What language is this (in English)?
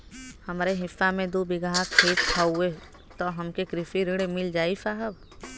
Bhojpuri